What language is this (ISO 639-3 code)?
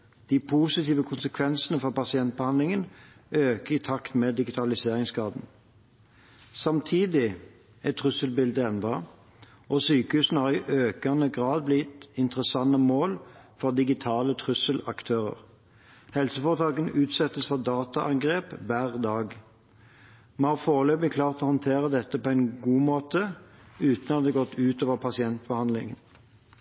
nob